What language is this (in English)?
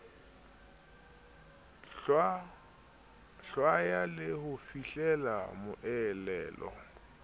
Southern Sotho